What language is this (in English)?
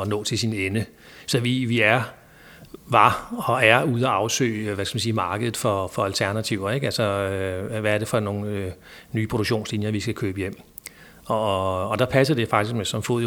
Danish